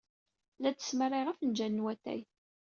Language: Kabyle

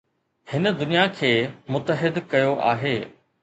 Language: Sindhi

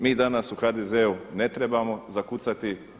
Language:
Croatian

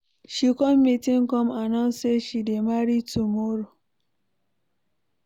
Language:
Nigerian Pidgin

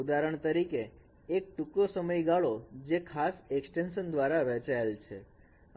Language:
Gujarati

